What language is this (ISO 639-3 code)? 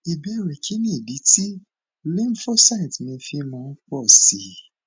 yor